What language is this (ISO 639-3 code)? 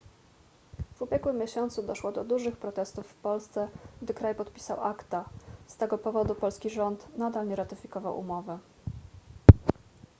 pol